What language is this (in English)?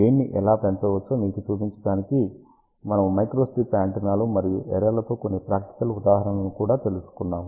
Telugu